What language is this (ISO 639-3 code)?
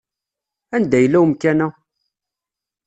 kab